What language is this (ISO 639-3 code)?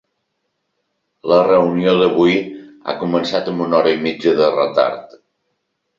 cat